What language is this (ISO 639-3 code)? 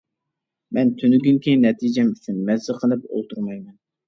uig